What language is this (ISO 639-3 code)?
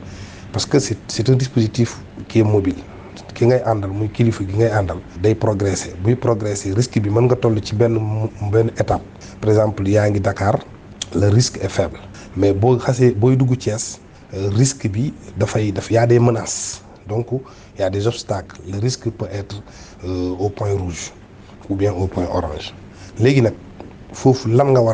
fra